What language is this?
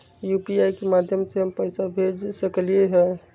Magahi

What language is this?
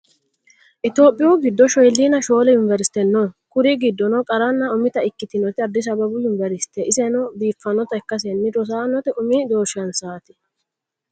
Sidamo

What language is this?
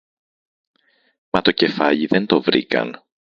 Greek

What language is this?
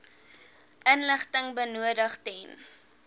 Afrikaans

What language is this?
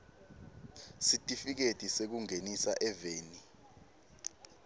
Swati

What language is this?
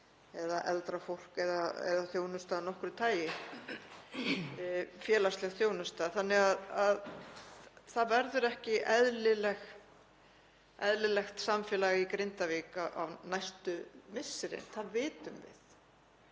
Icelandic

